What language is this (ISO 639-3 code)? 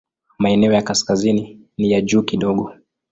swa